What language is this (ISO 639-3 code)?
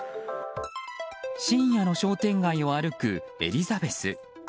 jpn